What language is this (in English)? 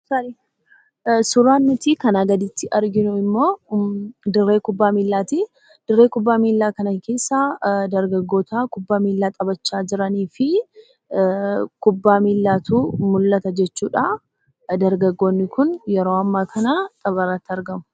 Oromo